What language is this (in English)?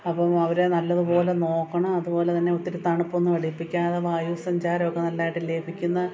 Malayalam